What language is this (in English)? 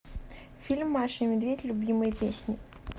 Russian